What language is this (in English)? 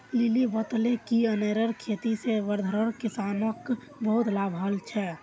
Magahi